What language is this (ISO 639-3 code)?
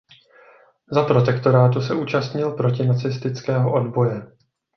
ces